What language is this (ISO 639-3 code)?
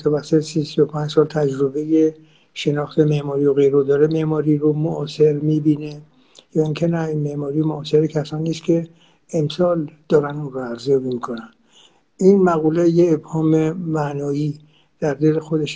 fas